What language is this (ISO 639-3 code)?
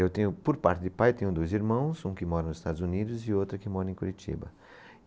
por